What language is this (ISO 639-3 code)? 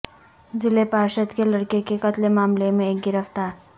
urd